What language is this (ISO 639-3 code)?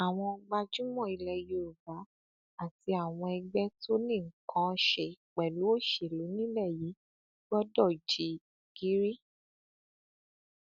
yor